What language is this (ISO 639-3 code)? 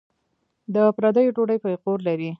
pus